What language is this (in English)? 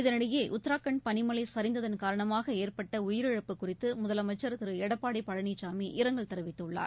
Tamil